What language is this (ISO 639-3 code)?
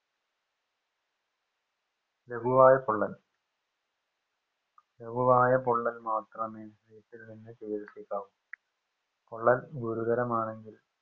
mal